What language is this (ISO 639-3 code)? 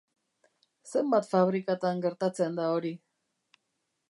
eus